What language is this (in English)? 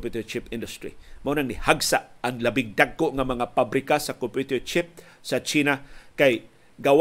Filipino